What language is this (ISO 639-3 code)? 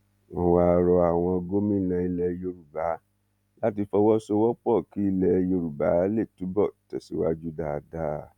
yor